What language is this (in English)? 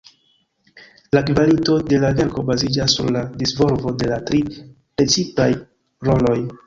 Esperanto